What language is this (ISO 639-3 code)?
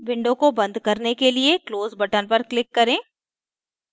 hin